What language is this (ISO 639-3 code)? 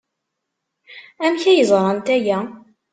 kab